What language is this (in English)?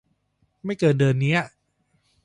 Thai